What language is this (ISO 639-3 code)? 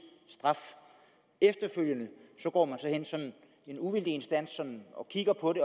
dan